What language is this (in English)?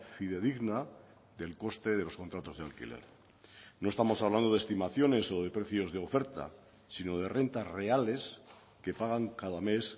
Spanish